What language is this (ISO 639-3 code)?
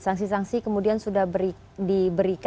ind